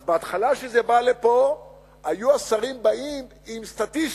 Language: Hebrew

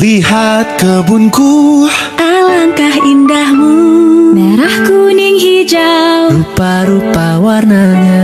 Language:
Indonesian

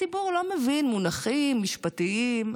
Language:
Hebrew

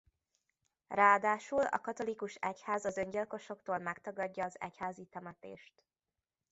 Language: Hungarian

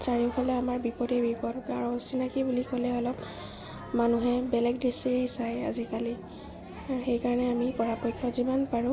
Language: Assamese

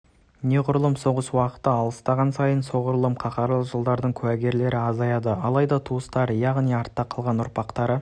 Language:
Kazakh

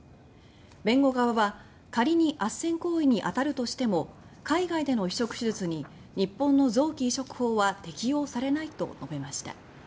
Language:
Japanese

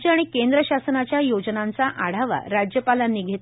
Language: Marathi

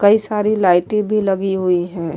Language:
Urdu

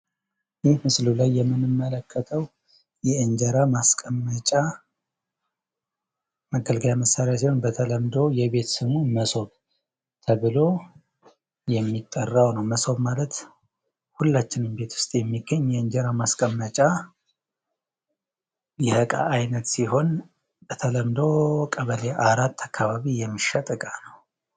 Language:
Amharic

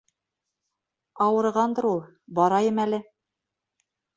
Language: Bashkir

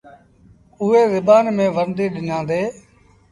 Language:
Sindhi Bhil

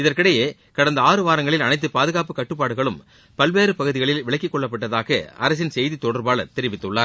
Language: Tamil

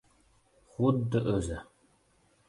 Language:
Uzbek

